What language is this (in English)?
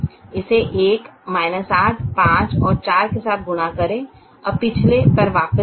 Hindi